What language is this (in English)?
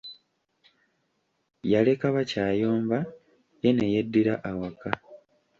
Ganda